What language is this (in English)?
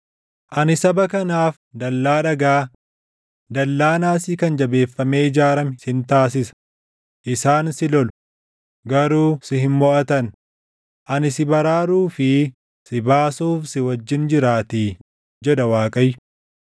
Oromo